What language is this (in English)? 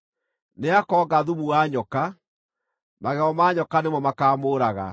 Kikuyu